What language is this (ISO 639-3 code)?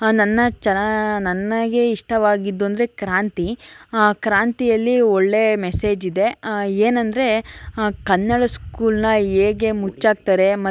kan